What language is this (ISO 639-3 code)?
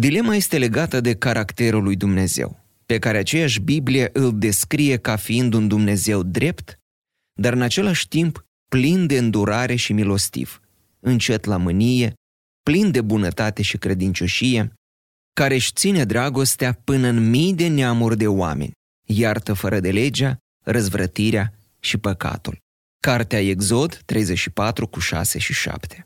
ron